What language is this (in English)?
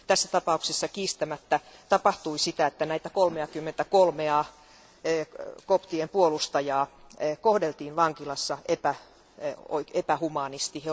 Finnish